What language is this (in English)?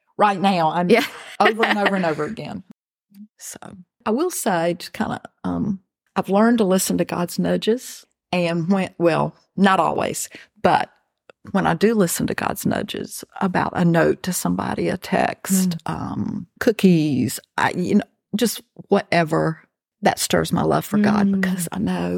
English